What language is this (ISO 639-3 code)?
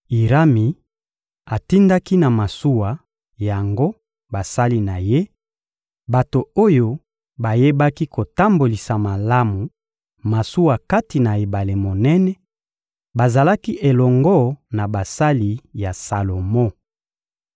lin